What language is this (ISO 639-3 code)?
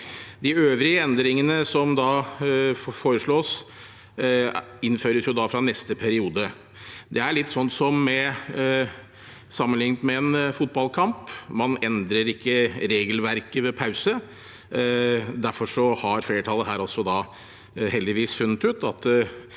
nor